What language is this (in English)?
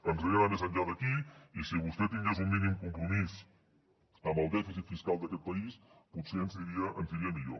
Catalan